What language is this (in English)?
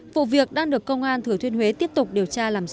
Vietnamese